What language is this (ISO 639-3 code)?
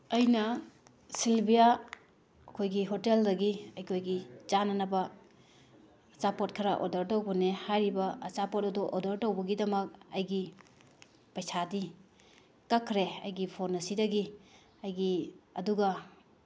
mni